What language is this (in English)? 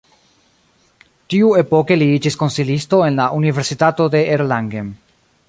Esperanto